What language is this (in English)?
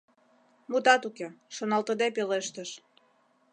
Mari